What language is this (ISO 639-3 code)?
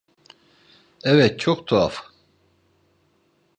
tur